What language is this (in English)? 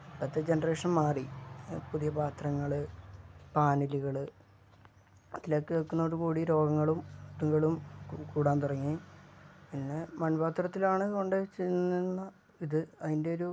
Malayalam